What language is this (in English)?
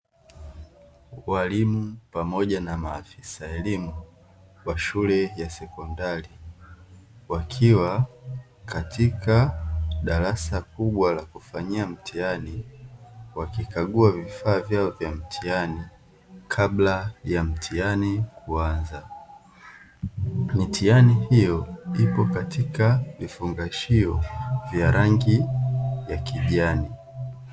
Swahili